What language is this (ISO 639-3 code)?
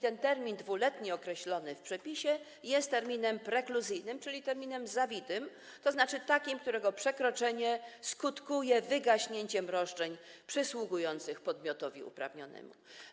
pol